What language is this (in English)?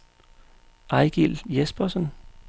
Danish